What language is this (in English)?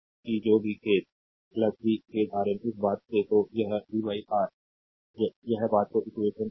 Hindi